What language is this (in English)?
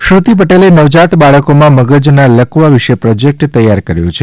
Gujarati